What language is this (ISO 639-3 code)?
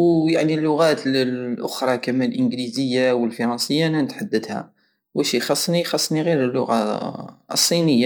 aao